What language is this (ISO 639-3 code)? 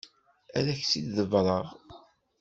kab